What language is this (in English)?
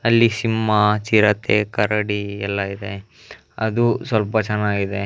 Kannada